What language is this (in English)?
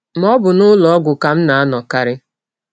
Igbo